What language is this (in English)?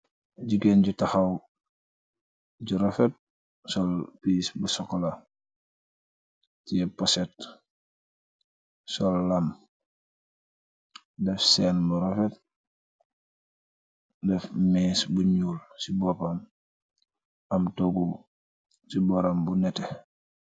Wolof